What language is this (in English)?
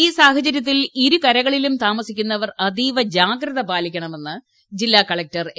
Malayalam